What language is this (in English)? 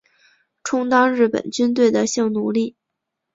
Chinese